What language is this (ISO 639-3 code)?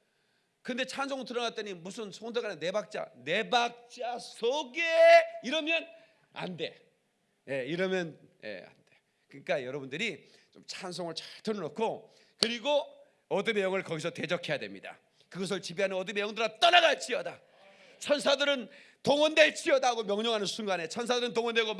kor